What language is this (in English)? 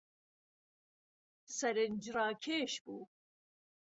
Central Kurdish